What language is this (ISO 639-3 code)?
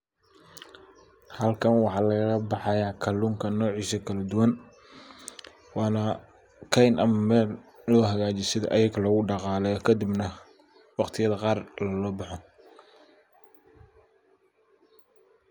som